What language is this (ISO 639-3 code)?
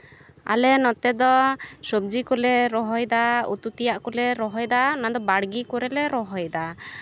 sat